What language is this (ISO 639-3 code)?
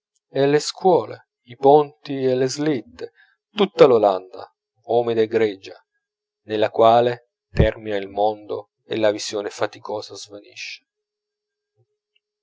ita